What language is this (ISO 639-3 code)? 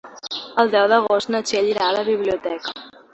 cat